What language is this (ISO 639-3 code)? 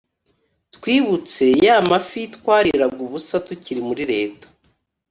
kin